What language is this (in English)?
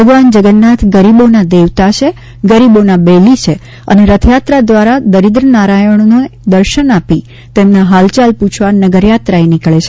Gujarati